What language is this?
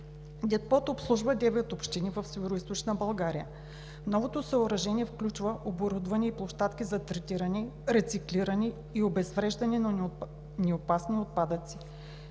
Bulgarian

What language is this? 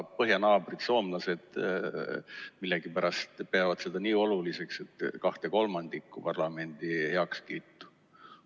Estonian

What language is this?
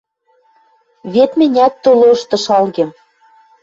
Western Mari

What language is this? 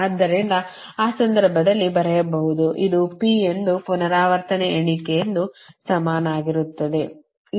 Kannada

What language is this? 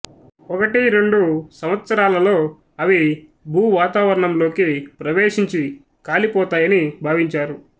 Telugu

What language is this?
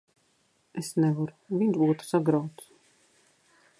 Latvian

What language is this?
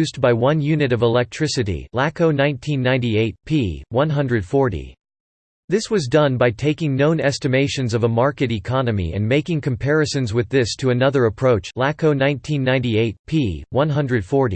English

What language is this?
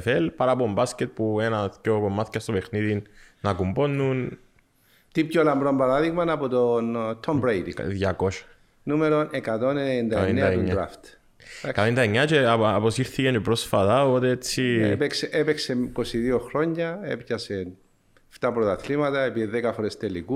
Greek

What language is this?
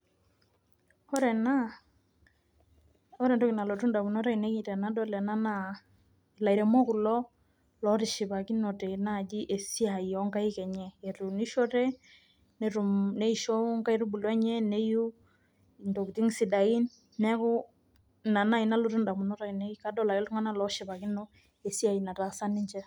Masai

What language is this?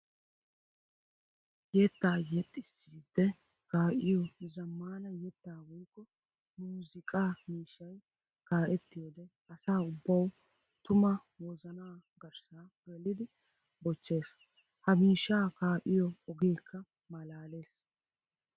Wolaytta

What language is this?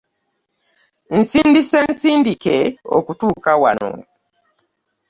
Ganda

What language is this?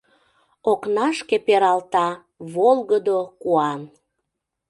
Mari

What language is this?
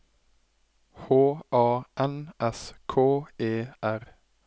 Norwegian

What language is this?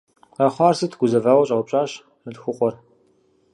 Kabardian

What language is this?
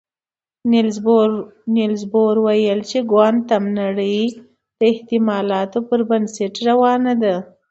Pashto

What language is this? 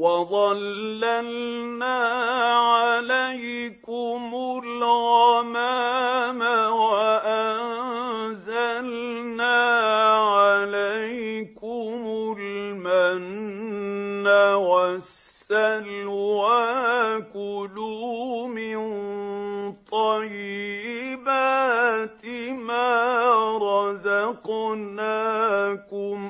Arabic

